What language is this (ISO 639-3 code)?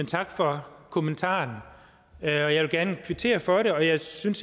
dan